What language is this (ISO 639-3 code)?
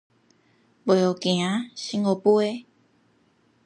nan